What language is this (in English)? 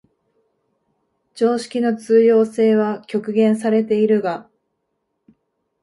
Japanese